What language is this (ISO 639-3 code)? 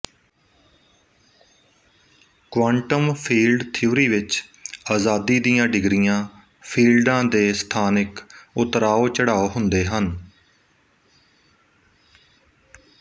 pan